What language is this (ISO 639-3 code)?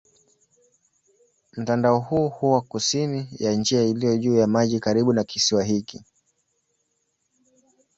swa